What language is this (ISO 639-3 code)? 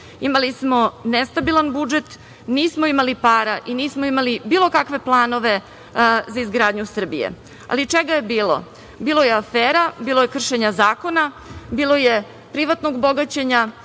srp